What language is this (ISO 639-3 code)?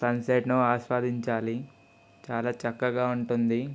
tel